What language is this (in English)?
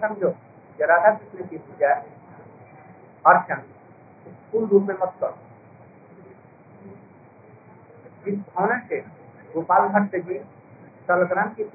Hindi